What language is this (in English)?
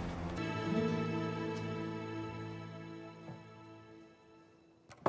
Turkish